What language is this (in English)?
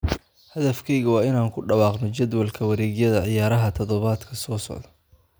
Somali